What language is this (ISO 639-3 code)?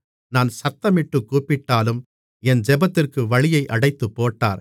tam